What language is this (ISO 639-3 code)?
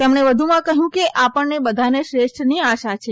guj